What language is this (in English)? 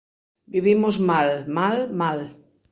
Galician